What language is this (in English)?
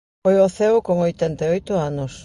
Galician